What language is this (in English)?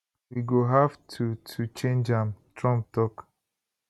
Nigerian Pidgin